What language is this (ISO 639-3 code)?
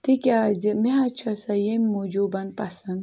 kas